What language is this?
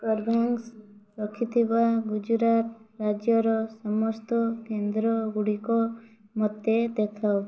Odia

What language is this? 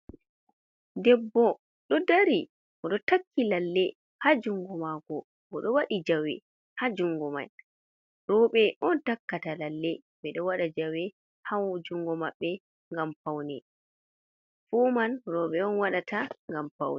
Fula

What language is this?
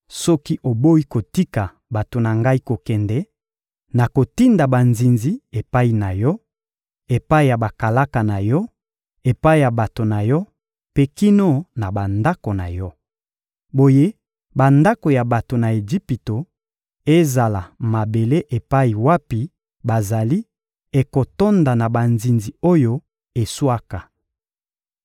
Lingala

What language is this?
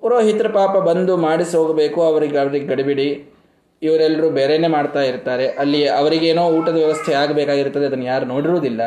Kannada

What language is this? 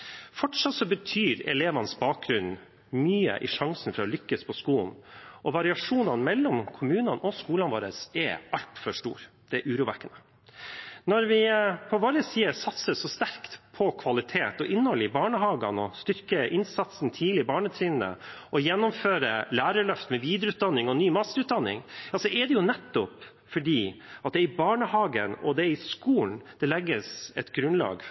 Norwegian Bokmål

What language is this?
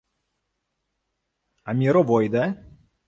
Ukrainian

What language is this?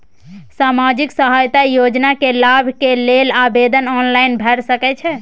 Maithili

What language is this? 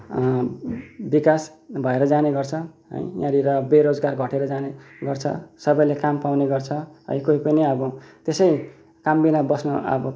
Nepali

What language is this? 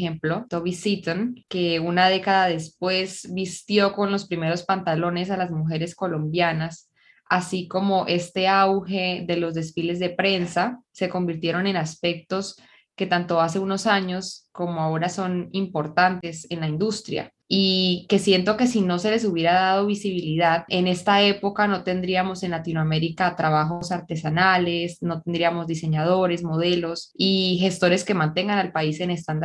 Spanish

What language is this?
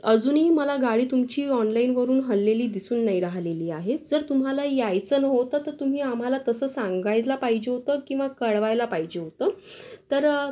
Marathi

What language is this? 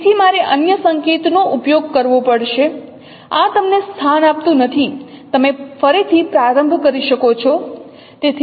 Gujarati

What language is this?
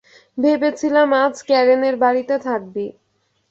Bangla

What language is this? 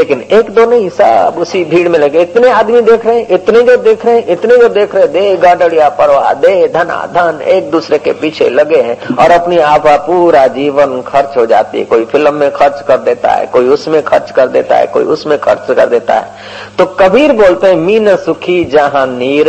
Hindi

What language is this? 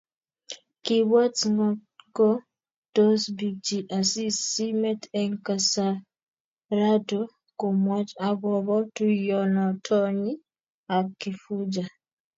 Kalenjin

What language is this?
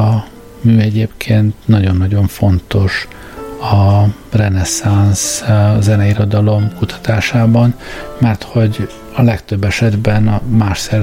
Hungarian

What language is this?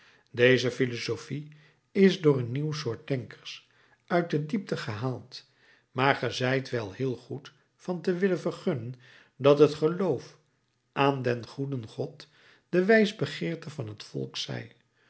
Dutch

